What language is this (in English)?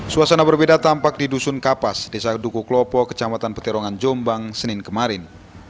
Indonesian